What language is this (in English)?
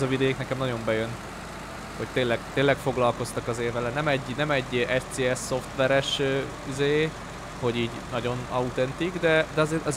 Hungarian